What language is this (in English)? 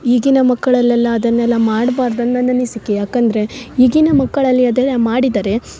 Kannada